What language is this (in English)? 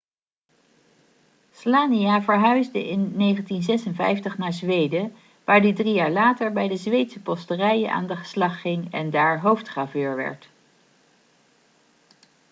Dutch